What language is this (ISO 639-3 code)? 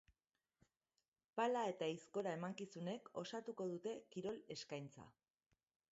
eus